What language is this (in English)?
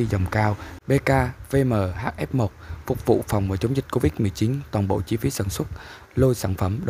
Vietnamese